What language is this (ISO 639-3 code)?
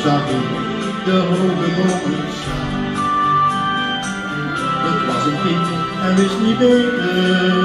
nld